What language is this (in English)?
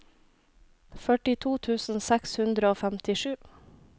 Norwegian